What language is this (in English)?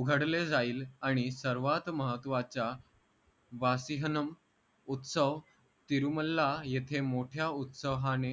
Marathi